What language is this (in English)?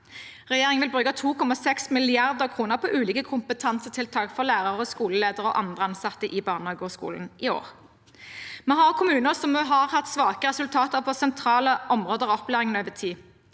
Norwegian